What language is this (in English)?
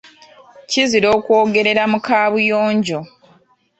Ganda